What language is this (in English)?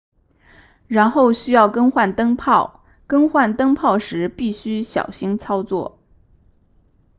Chinese